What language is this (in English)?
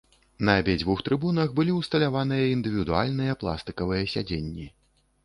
Belarusian